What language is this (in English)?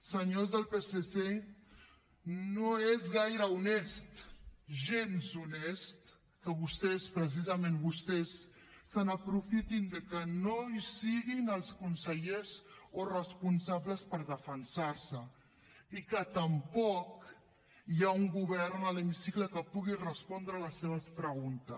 Catalan